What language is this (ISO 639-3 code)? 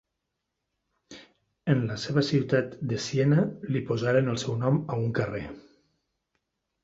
cat